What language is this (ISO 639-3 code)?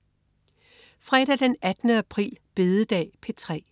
dan